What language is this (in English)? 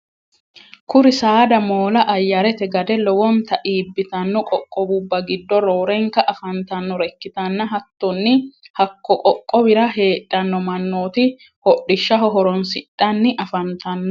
Sidamo